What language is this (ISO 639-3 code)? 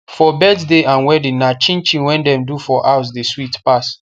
pcm